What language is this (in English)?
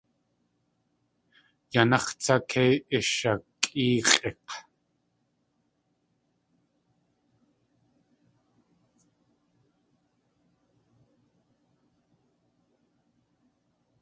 Tlingit